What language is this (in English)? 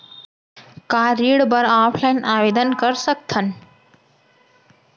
Chhattisgarhi